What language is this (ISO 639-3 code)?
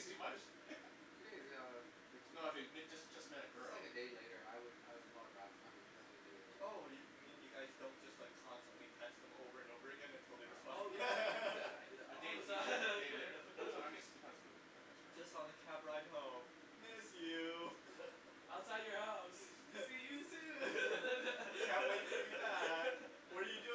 eng